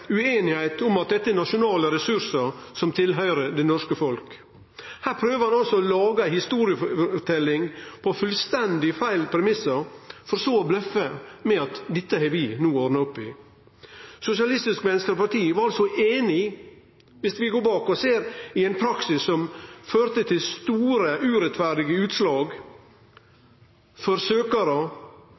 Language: Norwegian Nynorsk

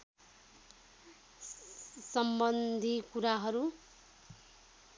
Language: Nepali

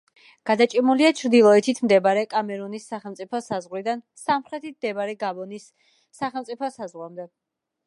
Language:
Georgian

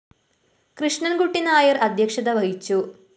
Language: Malayalam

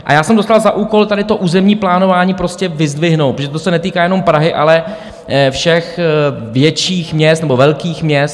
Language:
Czech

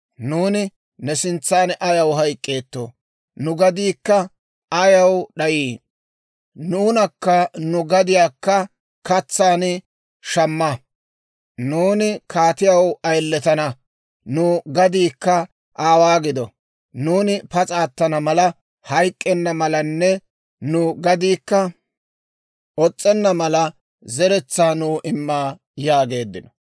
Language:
Dawro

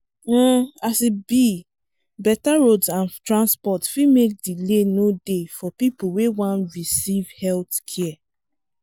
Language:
Nigerian Pidgin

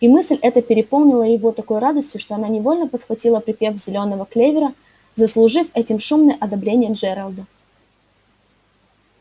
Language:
Russian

